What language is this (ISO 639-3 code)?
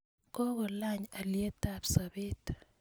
kln